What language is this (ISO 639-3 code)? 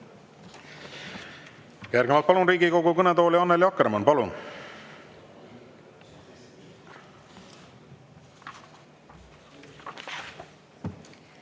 est